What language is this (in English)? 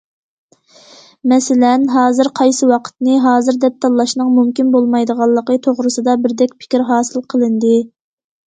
Uyghur